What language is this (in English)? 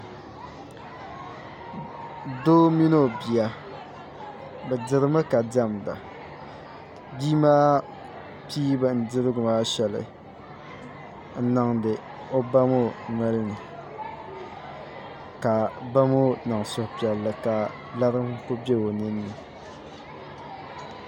Dagbani